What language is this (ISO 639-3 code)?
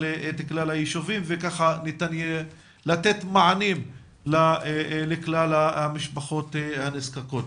heb